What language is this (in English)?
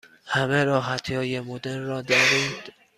Persian